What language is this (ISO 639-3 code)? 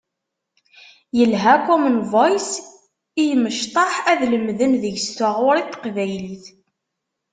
kab